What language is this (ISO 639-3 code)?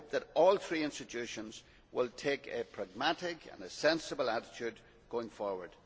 eng